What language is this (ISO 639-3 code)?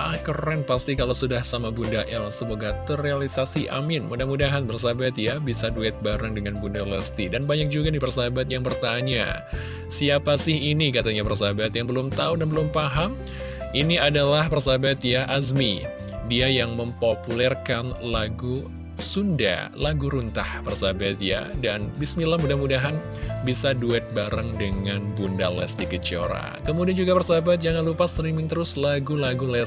ind